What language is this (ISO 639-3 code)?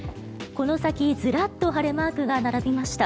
jpn